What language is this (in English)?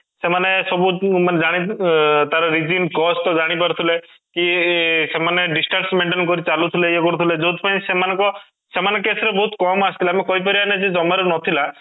Odia